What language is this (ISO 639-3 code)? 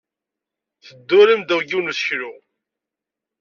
kab